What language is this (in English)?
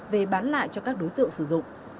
Vietnamese